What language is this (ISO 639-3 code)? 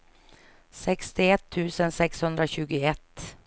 swe